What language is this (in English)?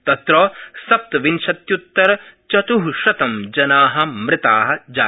Sanskrit